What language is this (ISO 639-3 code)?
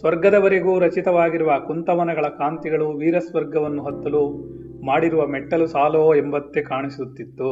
kan